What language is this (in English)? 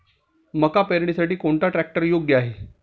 Marathi